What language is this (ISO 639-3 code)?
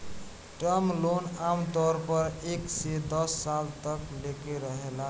bho